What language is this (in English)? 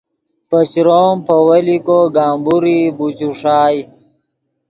Yidgha